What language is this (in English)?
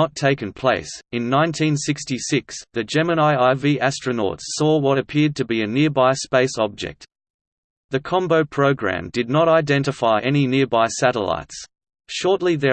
English